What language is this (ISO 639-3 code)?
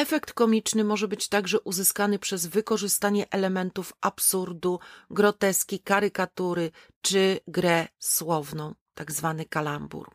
pol